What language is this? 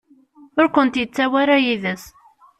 Kabyle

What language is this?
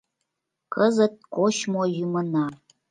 Mari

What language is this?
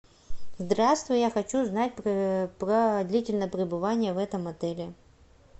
Russian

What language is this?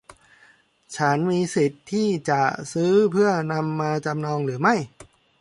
Thai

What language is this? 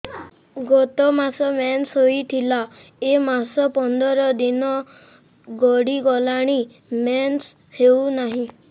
Odia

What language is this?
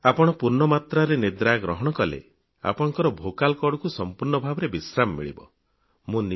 Odia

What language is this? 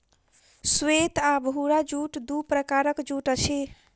Maithili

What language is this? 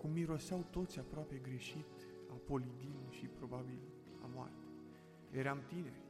Romanian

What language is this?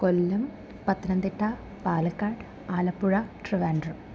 Malayalam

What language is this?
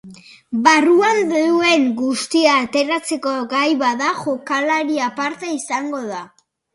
Basque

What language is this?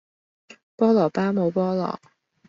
Cantonese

